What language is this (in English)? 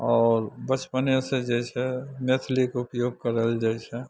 Maithili